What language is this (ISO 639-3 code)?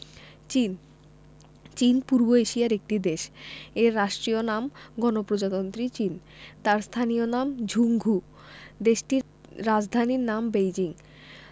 ben